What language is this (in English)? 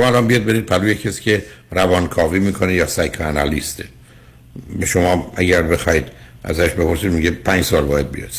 Persian